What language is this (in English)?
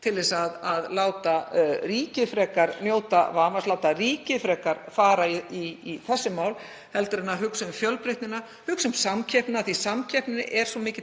Icelandic